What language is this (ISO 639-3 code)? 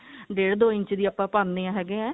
pan